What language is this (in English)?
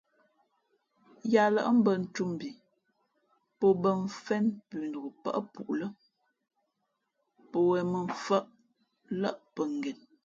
Fe'fe'